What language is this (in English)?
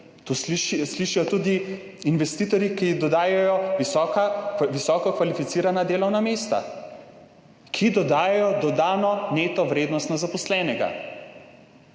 Slovenian